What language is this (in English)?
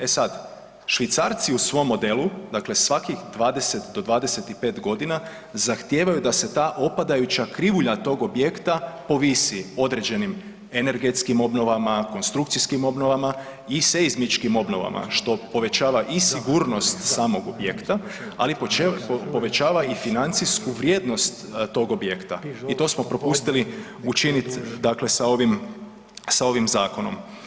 Croatian